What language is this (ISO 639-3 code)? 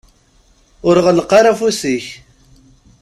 kab